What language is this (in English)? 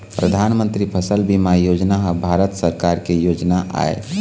Chhattisgarhi